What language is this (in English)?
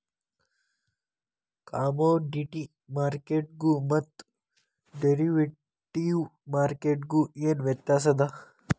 Kannada